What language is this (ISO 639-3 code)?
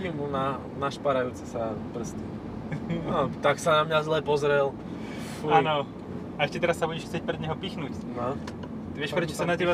slk